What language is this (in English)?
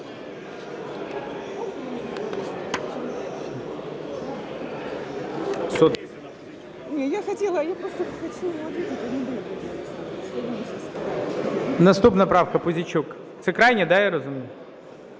Ukrainian